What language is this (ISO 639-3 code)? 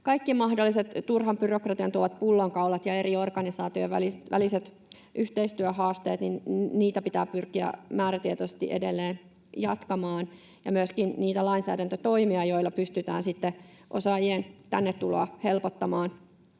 fin